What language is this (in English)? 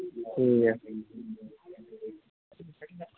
Dogri